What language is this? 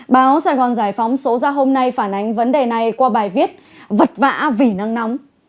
Vietnamese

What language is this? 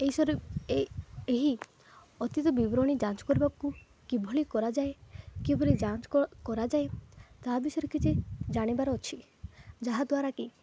Odia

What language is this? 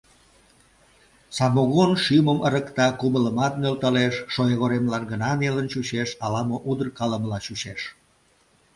Mari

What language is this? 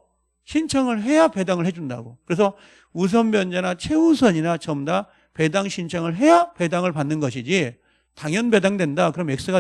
Korean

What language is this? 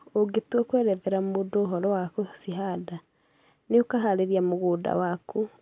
Kikuyu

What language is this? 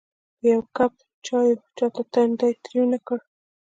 Pashto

